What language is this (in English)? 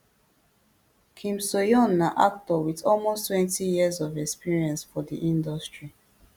Nigerian Pidgin